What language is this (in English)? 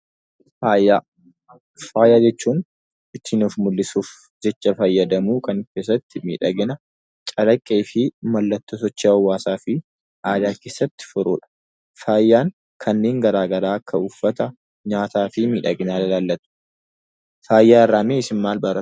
Oromo